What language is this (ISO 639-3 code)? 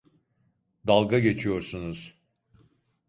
tur